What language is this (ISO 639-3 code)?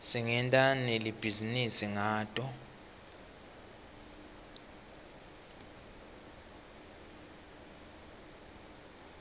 ssw